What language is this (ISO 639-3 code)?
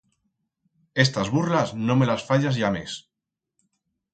arg